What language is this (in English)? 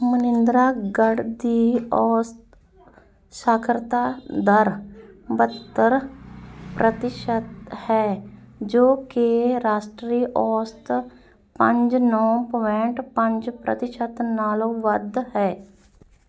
Punjabi